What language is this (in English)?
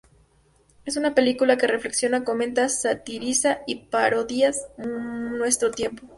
Spanish